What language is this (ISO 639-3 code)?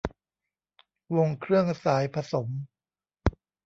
tha